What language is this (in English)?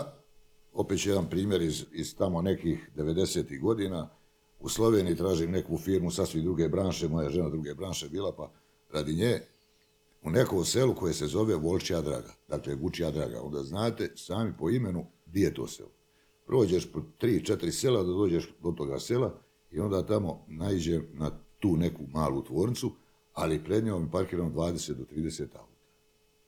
Croatian